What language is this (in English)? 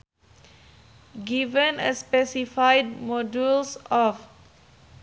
Sundanese